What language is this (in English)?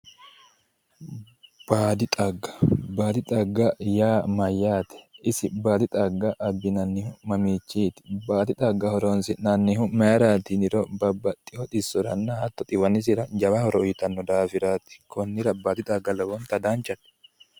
Sidamo